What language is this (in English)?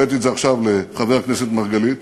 Hebrew